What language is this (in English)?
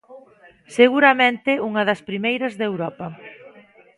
Galician